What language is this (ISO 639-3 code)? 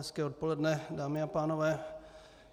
ces